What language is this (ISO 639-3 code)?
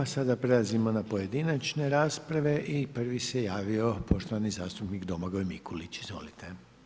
hrv